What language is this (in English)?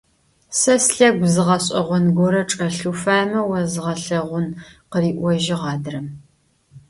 Adyghe